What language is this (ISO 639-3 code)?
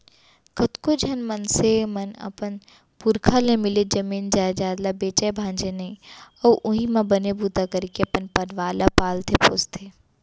hne